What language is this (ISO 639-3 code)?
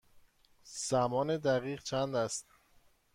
fas